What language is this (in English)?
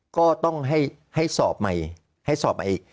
Thai